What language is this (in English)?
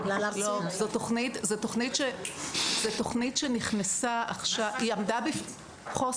Hebrew